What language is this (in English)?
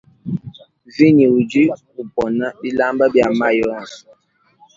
Luba-Lulua